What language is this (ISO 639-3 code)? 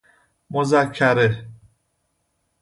fas